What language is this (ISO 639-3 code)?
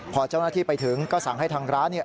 tha